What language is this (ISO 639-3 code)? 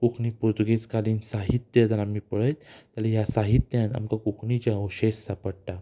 kok